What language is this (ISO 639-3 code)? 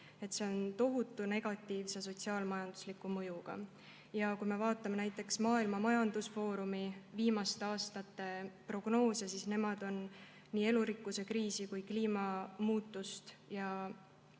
est